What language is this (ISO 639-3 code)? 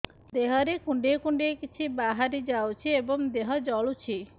ori